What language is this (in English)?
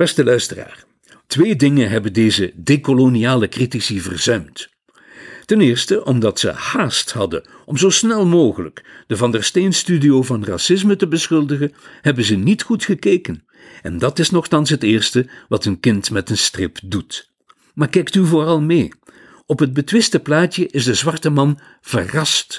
Dutch